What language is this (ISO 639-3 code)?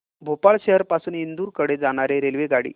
mar